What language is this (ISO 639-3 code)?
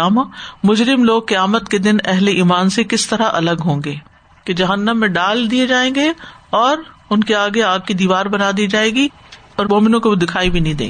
urd